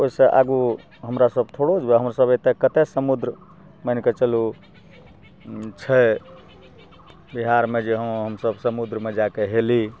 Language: Maithili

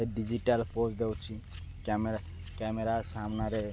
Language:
Odia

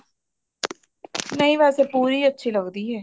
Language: Punjabi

